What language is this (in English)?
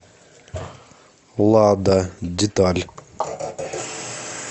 Russian